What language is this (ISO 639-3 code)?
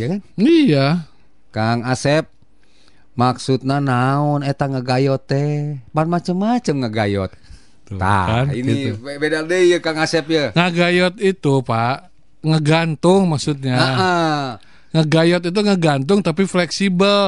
ind